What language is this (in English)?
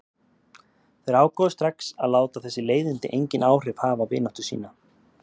Icelandic